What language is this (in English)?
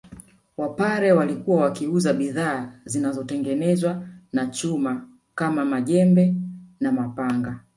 Swahili